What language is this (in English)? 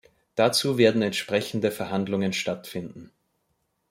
German